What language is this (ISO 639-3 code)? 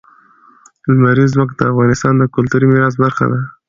pus